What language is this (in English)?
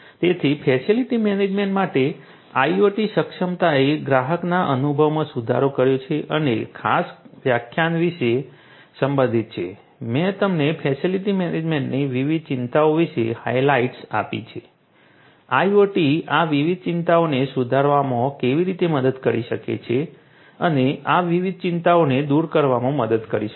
Gujarati